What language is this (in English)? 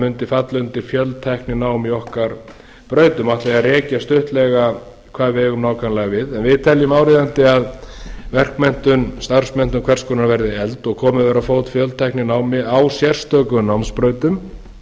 Icelandic